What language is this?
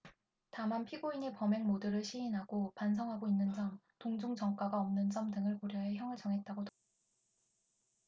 Korean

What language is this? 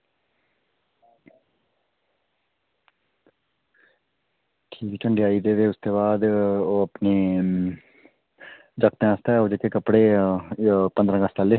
Dogri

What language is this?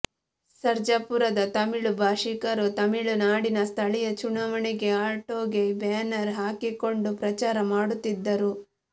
Kannada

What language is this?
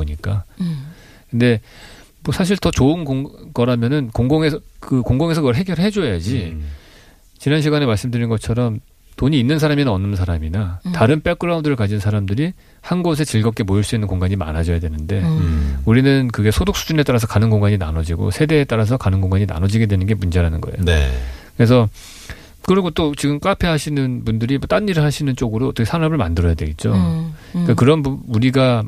Korean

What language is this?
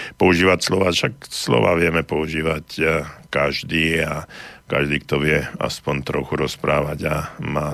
Slovak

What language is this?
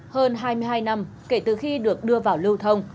Vietnamese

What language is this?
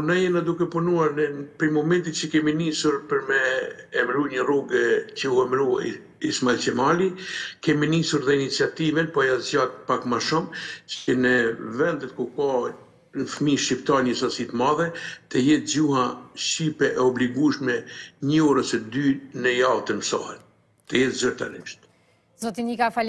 Romanian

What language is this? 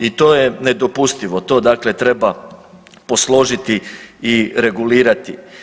Croatian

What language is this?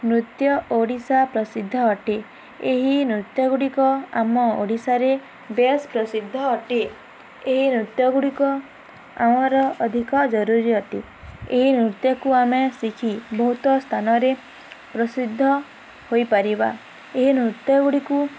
Odia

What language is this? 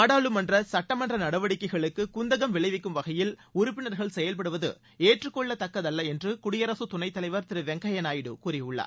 Tamil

